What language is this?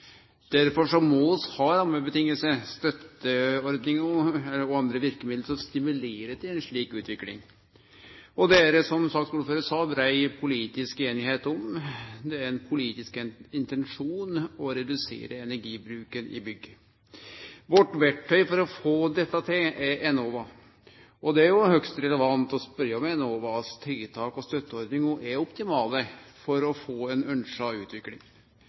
Norwegian Nynorsk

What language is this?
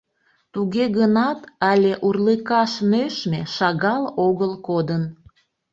Mari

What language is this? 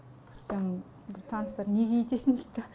Kazakh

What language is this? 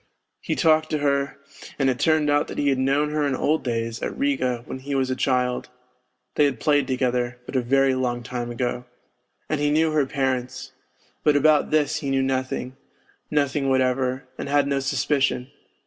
English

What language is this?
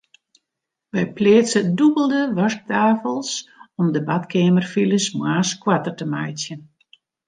Western Frisian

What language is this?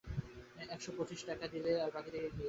Bangla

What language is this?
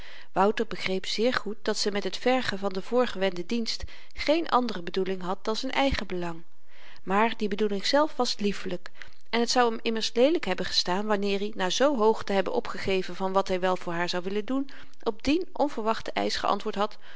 Dutch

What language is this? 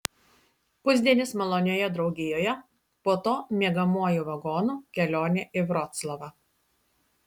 Lithuanian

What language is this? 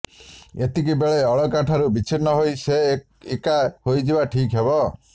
Odia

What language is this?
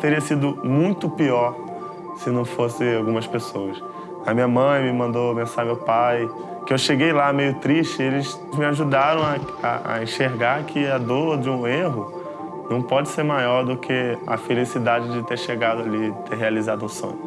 Portuguese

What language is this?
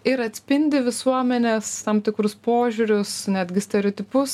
Lithuanian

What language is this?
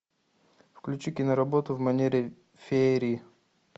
Russian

